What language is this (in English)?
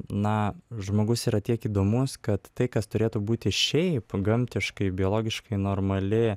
Lithuanian